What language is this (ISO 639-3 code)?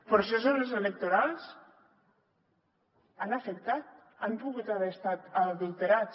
cat